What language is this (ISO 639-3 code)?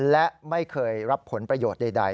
tha